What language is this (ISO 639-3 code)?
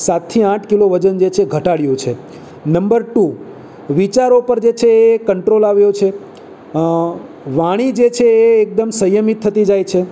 guj